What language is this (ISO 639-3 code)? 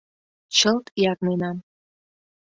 chm